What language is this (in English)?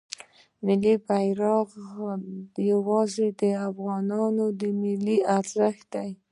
Pashto